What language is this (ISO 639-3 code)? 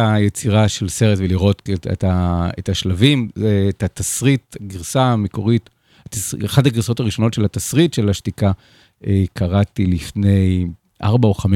heb